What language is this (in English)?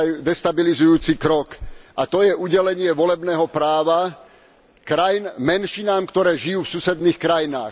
Slovak